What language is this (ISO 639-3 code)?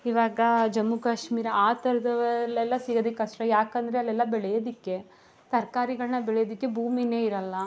kan